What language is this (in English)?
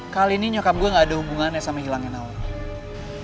Indonesian